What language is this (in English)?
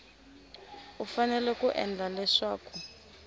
Tsonga